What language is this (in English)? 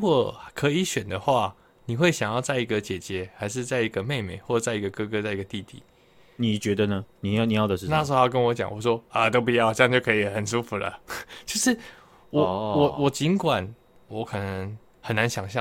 Chinese